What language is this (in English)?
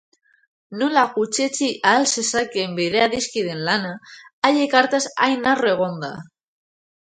Basque